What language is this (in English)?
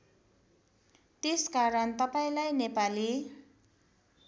Nepali